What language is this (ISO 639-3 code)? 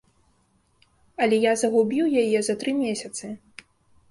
bel